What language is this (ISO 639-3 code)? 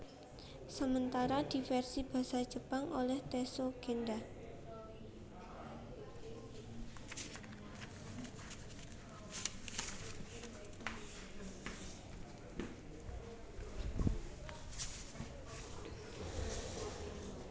jav